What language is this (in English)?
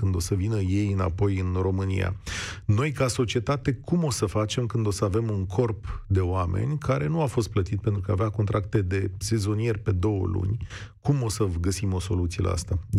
Romanian